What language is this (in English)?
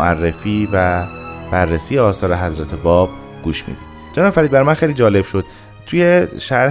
Persian